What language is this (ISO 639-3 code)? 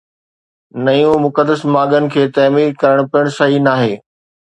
snd